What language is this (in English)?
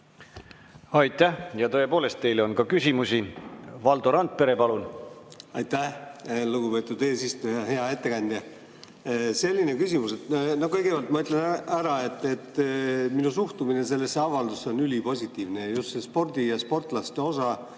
Estonian